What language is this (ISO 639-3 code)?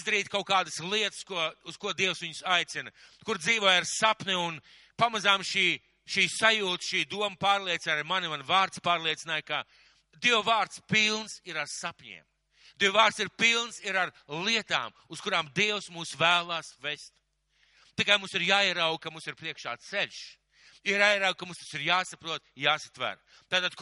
ben